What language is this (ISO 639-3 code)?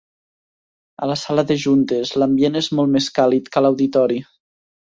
cat